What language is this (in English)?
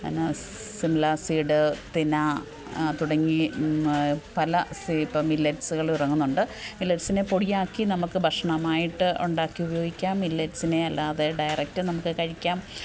Malayalam